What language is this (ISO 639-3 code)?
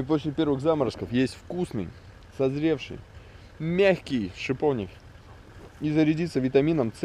rus